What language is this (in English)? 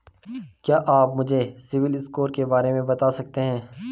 Hindi